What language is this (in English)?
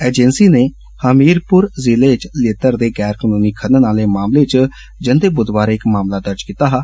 Dogri